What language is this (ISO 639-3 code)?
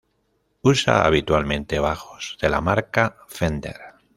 spa